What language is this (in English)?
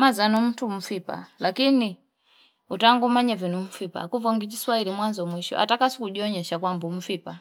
Fipa